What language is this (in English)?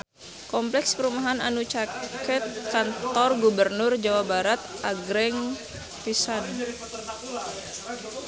Sundanese